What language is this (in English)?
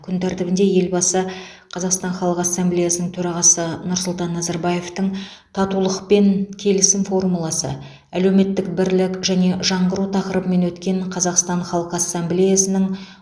Kazakh